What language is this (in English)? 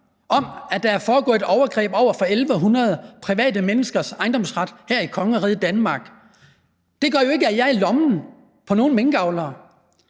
Danish